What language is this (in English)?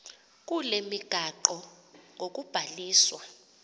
Xhosa